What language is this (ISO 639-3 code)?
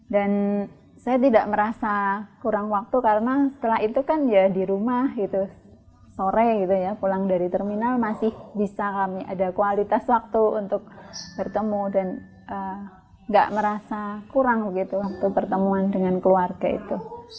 ind